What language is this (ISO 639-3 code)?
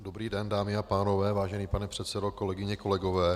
ces